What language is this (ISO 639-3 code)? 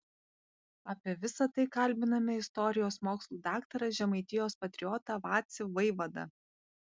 lit